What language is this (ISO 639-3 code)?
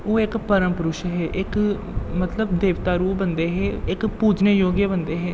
doi